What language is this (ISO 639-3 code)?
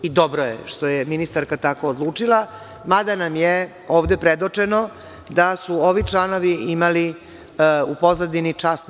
srp